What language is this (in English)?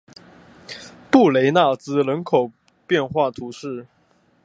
Chinese